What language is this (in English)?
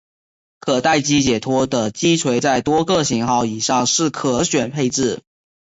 Chinese